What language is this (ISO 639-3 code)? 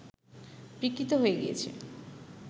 ben